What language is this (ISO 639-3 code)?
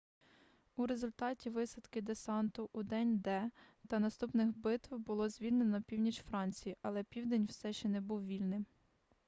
ukr